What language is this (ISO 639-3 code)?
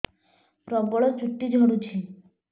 ori